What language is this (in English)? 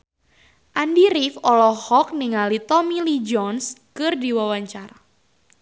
Sundanese